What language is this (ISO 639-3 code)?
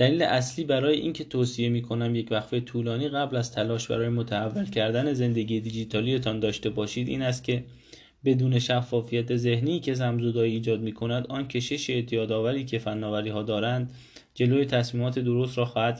fas